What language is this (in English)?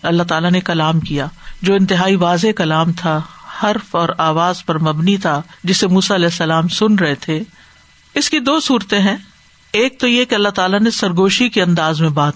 Urdu